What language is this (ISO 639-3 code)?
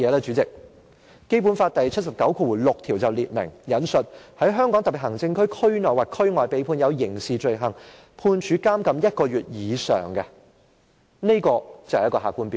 yue